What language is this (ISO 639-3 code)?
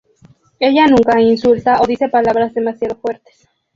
spa